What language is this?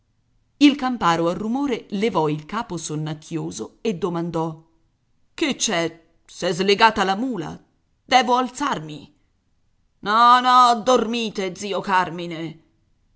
Italian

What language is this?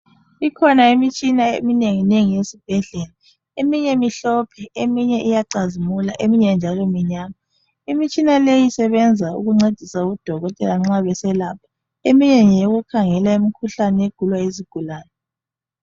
North Ndebele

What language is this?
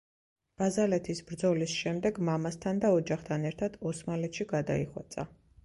Georgian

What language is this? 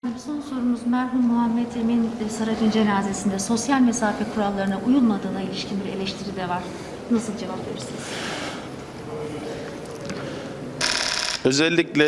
Turkish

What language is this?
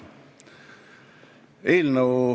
Estonian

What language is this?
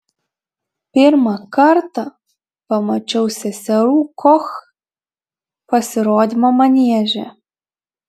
Lithuanian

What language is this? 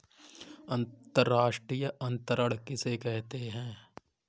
Hindi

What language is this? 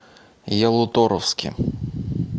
Russian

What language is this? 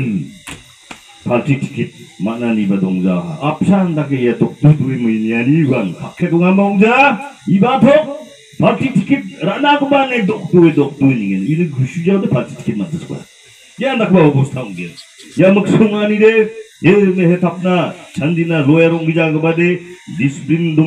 Korean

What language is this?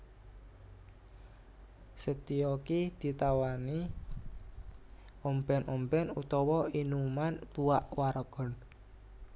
Javanese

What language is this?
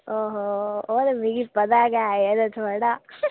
Dogri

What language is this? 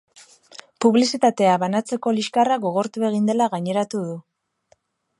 Basque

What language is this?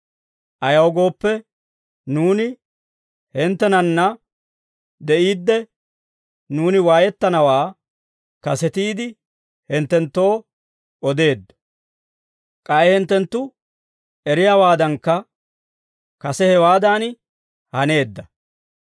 Dawro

